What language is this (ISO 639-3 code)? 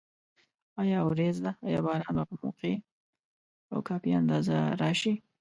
pus